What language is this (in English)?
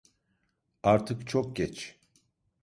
Turkish